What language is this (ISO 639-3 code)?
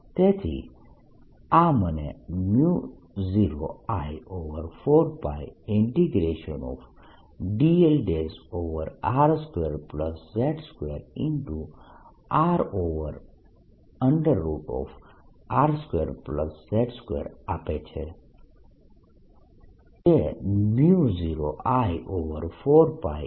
guj